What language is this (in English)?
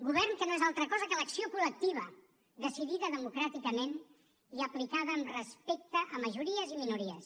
Catalan